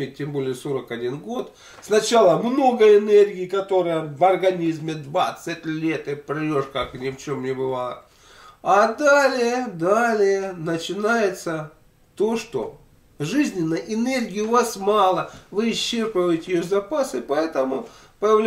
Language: Russian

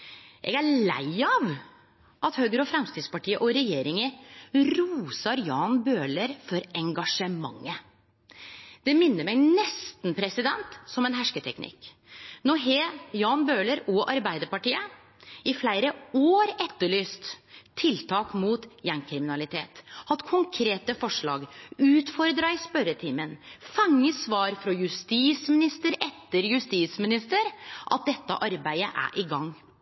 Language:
Norwegian Nynorsk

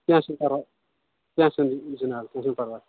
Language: Kashmiri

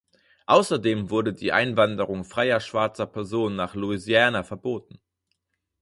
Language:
German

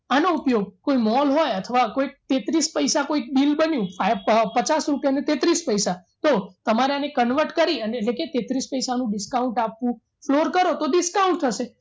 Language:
Gujarati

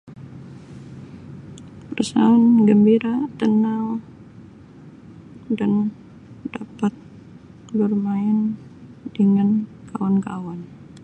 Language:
Sabah Malay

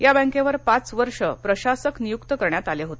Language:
Marathi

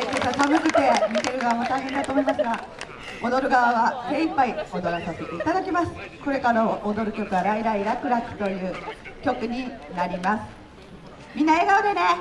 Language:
Japanese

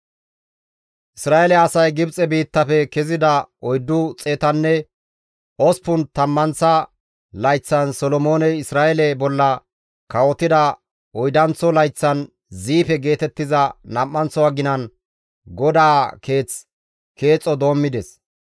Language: Gamo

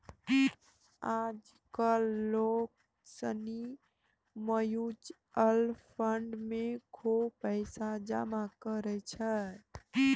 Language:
Maithili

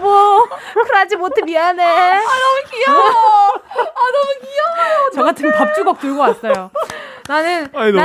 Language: Korean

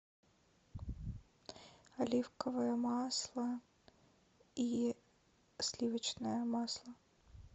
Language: Russian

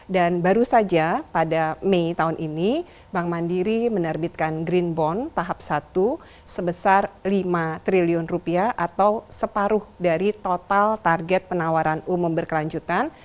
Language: Indonesian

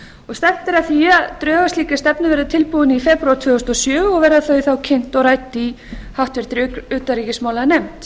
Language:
Icelandic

